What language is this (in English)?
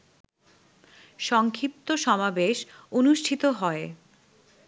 Bangla